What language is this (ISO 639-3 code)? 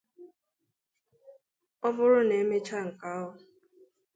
ibo